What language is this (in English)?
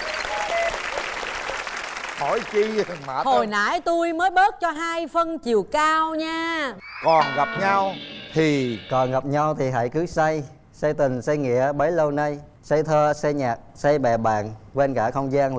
Vietnamese